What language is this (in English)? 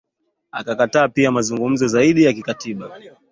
Swahili